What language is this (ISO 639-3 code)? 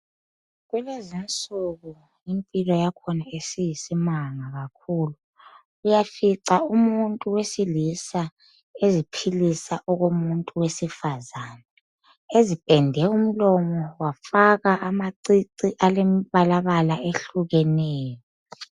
nde